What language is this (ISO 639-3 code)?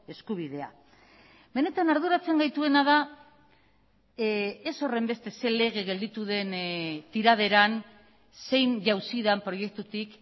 eus